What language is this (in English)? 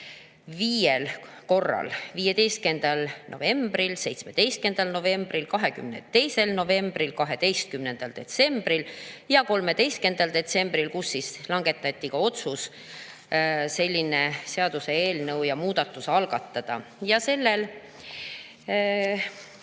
Estonian